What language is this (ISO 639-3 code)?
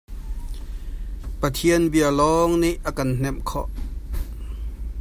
cnh